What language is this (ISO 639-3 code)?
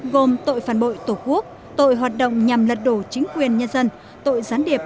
vie